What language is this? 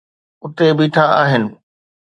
Sindhi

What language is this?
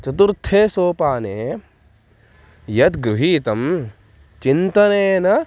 Sanskrit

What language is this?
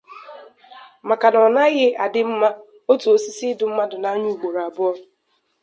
Igbo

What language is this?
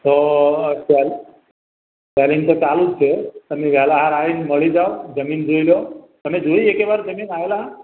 Gujarati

